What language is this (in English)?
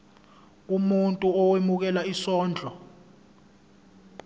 Zulu